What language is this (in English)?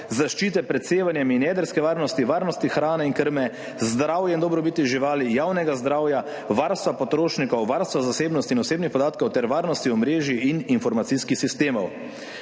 Slovenian